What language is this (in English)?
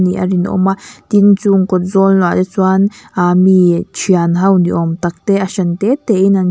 Mizo